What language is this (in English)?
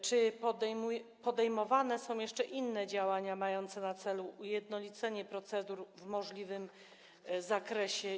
Polish